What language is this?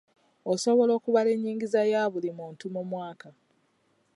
Ganda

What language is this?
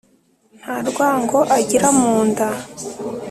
Kinyarwanda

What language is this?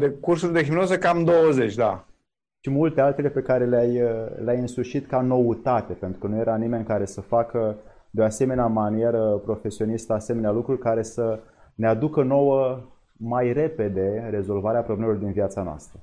Romanian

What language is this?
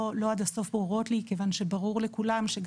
Hebrew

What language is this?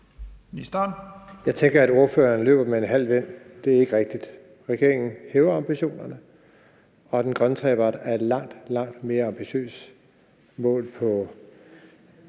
Danish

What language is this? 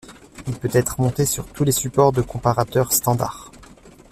French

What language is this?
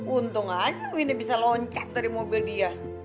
Indonesian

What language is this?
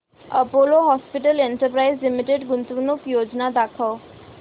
Marathi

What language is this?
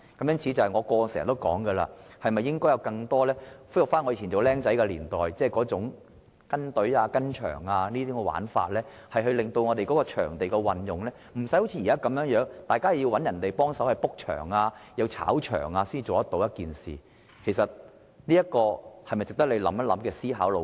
Cantonese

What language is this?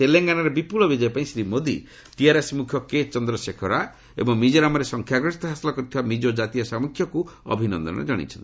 Odia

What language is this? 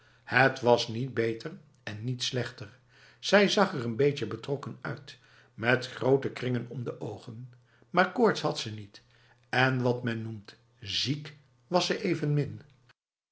Dutch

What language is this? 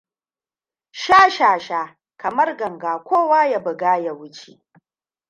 Hausa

